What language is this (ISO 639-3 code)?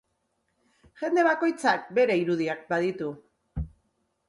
eus